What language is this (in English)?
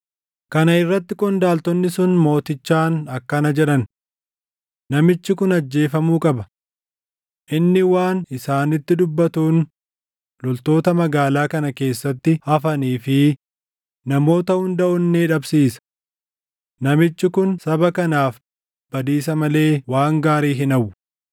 Oromo